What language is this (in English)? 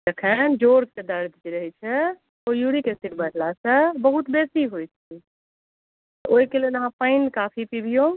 Maithili